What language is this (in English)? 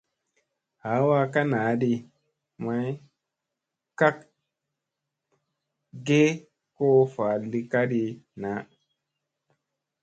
Musey